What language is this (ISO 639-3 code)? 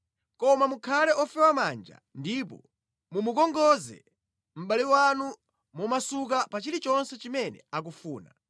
nya